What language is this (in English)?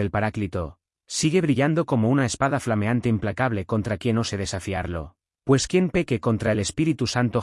Spanish